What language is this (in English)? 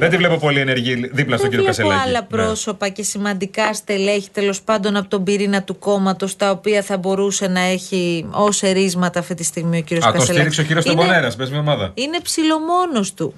Greek